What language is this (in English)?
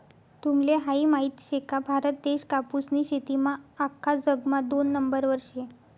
Marathi